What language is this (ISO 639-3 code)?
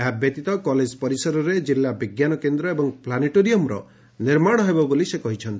ori